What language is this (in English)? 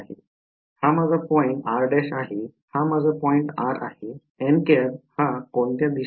Marathi